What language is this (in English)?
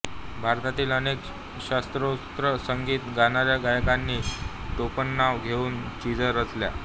Marathi